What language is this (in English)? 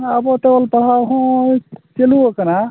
Santali